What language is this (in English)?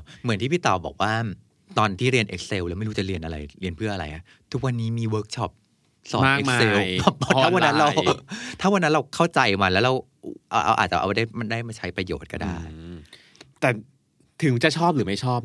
Thai